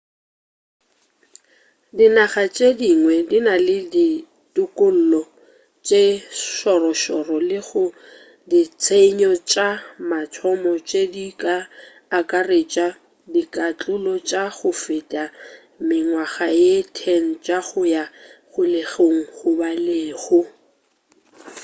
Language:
Northern Sotho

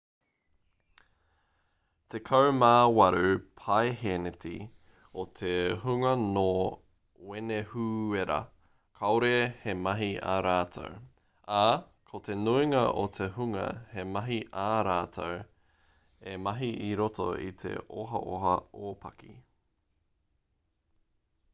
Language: Māori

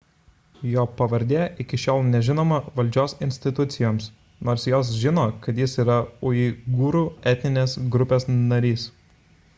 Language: Lithuanian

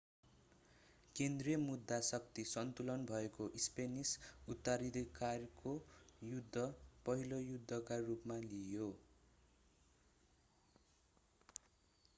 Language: Nepali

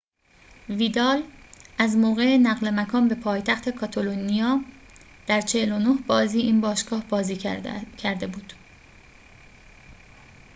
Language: Persian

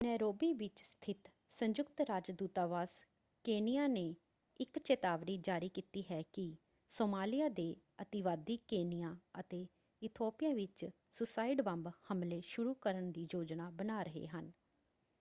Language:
Punjabi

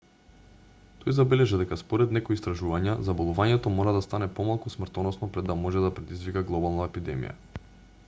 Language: Macedonian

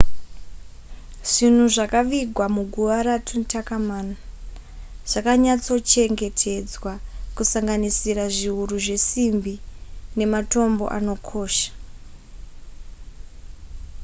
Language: Shona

